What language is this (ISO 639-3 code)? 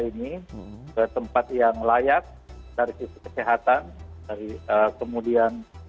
ind